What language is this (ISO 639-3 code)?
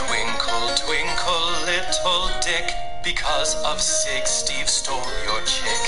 eng